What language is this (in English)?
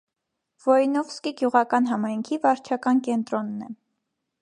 Armenian